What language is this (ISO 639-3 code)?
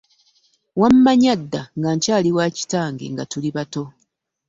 lug